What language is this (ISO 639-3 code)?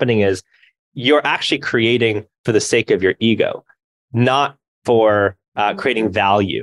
eng